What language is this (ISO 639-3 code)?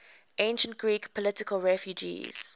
eng